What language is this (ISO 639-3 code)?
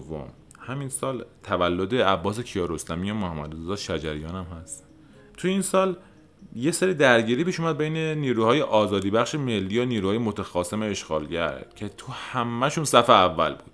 fas